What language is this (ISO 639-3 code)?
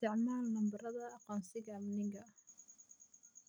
som